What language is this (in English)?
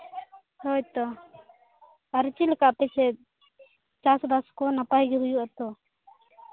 Santali